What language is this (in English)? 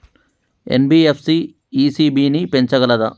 Telugu